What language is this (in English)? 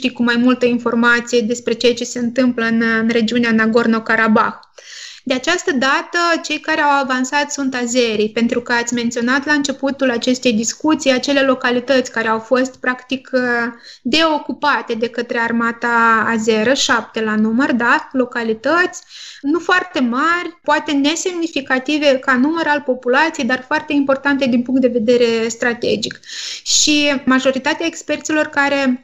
Romanian